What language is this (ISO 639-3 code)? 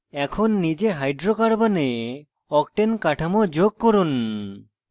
ben